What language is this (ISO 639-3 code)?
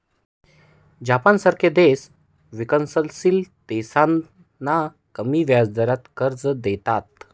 mar